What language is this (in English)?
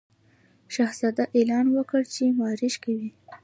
Pashto